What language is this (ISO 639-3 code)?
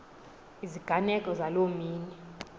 xho